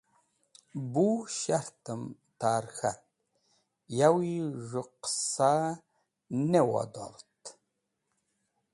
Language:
Wakhi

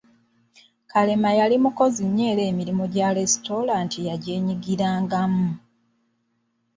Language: Ganda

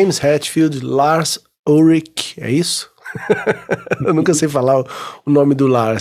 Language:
Portuguese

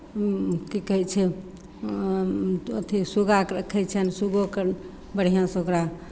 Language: Maithili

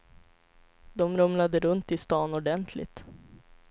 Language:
Swedish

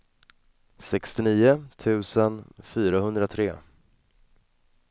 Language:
Swedish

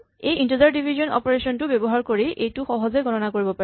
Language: Assamese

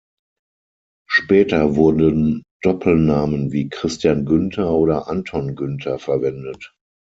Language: German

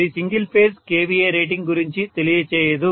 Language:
Telugu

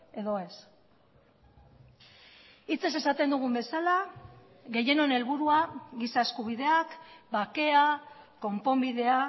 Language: Basque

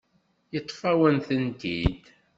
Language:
Kabyle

